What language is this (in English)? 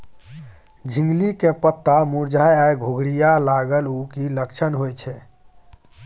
Maithili